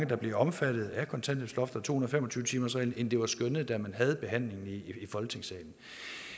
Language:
Danish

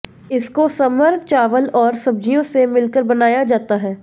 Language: Hindi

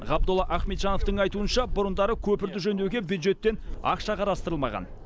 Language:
Kazakh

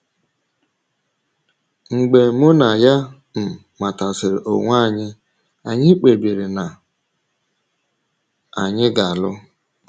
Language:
Igbo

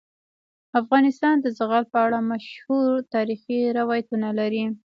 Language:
Pashto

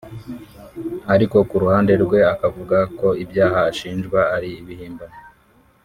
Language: Kinyarwanda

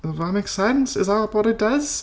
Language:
English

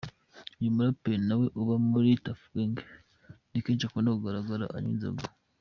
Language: Kinyarwanda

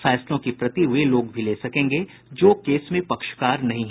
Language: Hindi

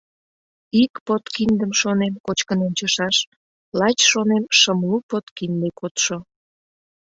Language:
Mari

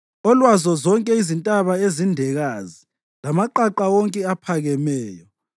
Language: North Ndebele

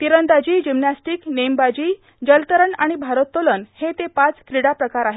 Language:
Marathi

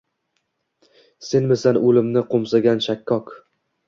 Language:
Uzbek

